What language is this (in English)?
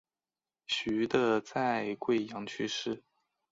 Chinese